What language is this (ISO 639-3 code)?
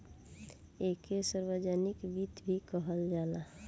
bho